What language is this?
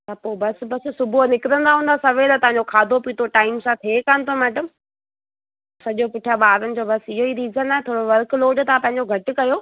Sindhi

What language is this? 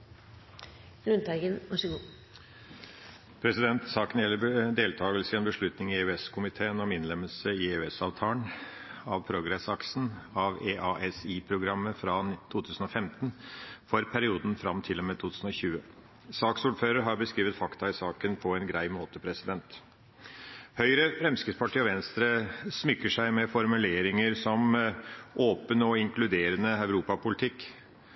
Norwegian Bokmål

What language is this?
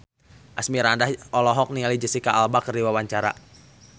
Sundanese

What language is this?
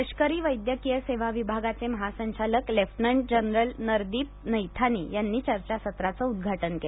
Marathi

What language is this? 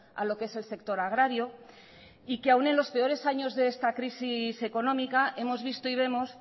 Spanish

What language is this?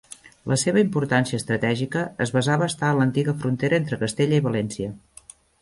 Catalan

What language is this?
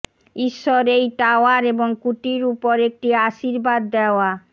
Bangla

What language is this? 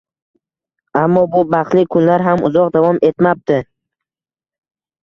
Uzbek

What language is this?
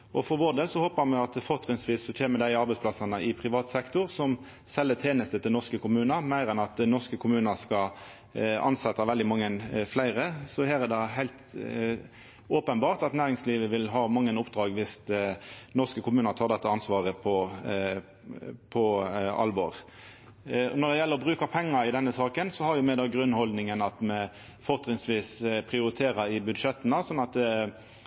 Norwegian Nynorsk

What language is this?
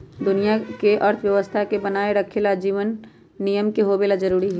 Magahi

